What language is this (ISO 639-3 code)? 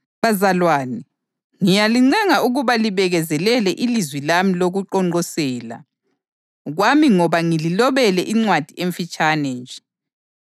nde